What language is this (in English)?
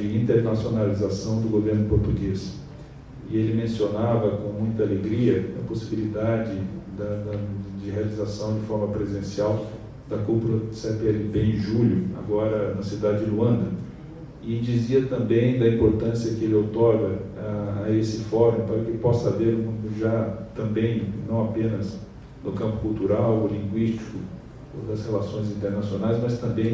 Portuguese